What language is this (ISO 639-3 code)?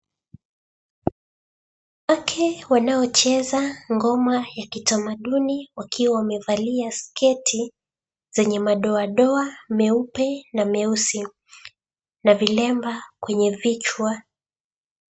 swa